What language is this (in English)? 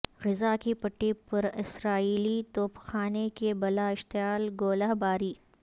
Urdu